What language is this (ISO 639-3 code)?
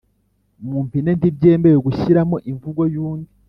kin